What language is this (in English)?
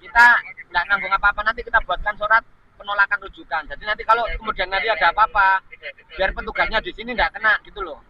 Indonesian